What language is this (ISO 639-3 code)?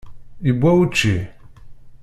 kab